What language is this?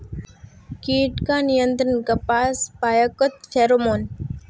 Magahi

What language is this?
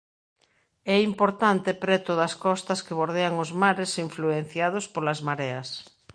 Galician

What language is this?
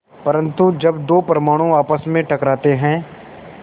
Hindi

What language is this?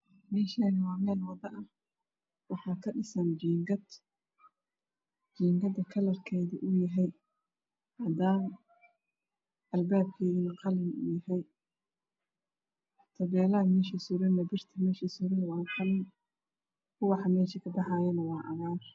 Somali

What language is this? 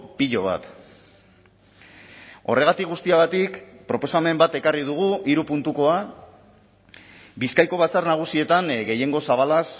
Basque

